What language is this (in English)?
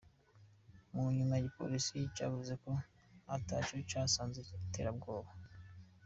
Kinyarwanda